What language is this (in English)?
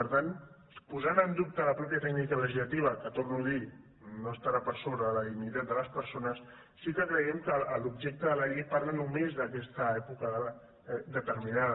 Catalan